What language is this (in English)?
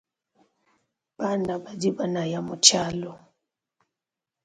Luba-Lulua